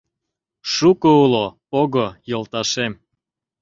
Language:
Mari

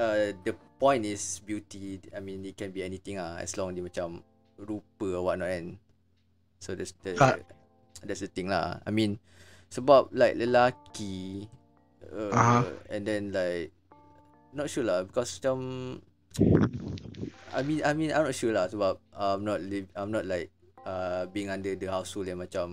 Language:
Malay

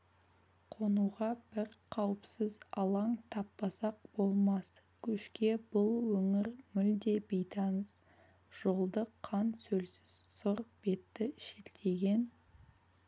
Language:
Kazakh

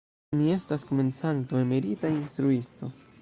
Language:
Esperanto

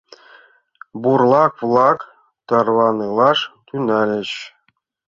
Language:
Mari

